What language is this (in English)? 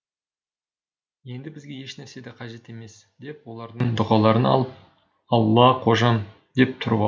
Kazakh